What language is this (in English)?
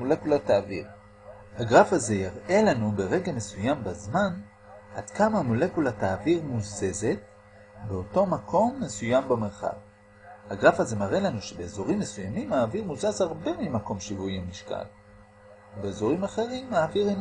Hebrew